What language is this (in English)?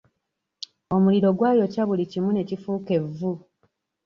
Ganda